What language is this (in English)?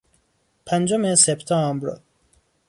Persian